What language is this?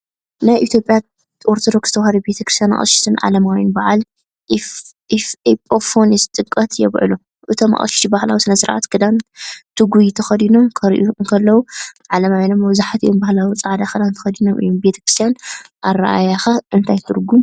Tigrinya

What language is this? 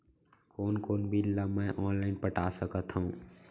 Chhattisgarhi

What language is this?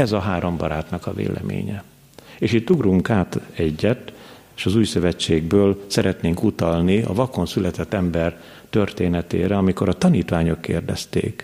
Hungarian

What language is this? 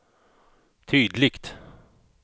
Swedish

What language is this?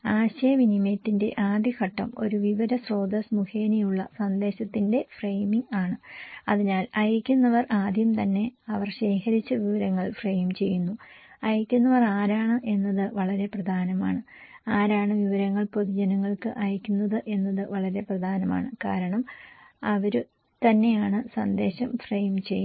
Malayalam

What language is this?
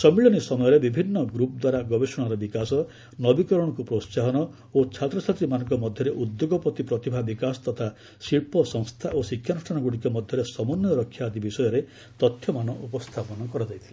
Odia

